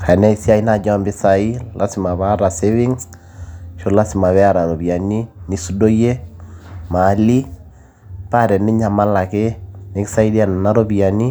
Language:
Masai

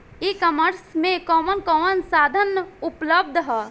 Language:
Bhojpuri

